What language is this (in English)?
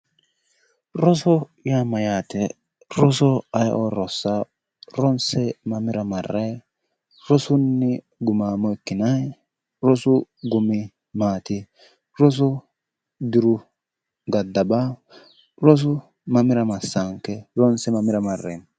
Sidamo